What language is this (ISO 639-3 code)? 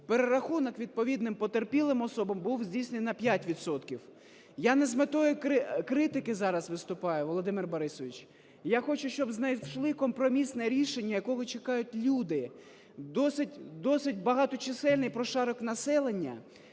ukr